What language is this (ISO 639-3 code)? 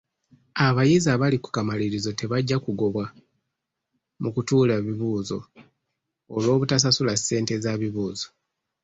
lug